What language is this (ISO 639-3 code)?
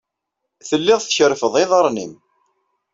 kab